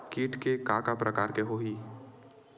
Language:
Chhattisgarhi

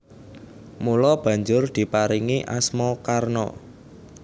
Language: Javanese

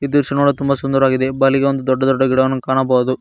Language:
Kannada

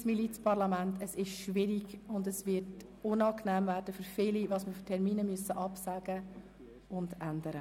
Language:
Swiss German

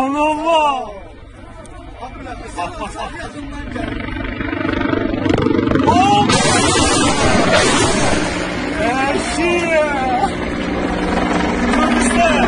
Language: Turkish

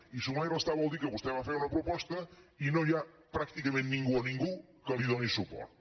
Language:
Catalan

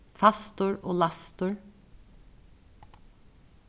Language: Faroese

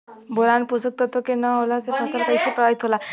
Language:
Bhojpuri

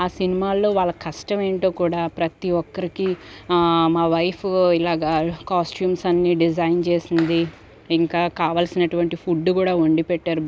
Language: Telugu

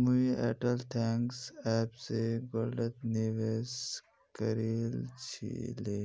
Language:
Magahi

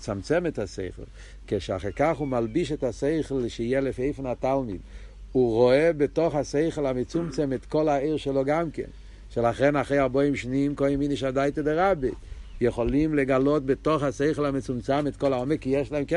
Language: Hebrew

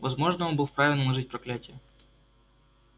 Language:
Russian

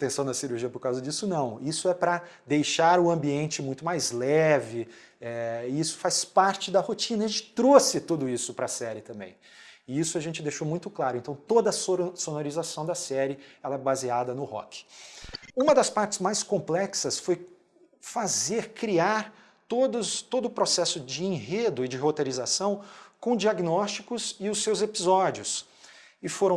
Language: Portuguese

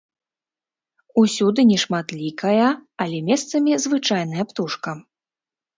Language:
Belarusian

